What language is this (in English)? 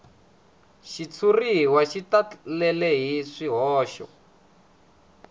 Tsonga